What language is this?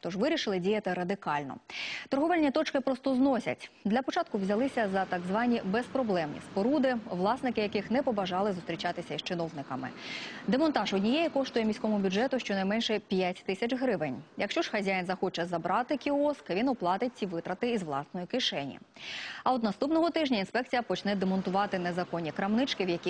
Ukrainian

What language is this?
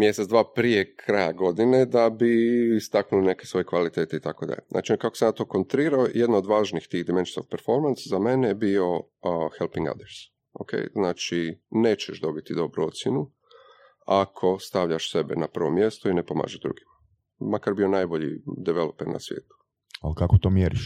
Croatian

